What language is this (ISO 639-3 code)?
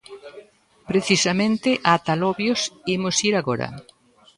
glg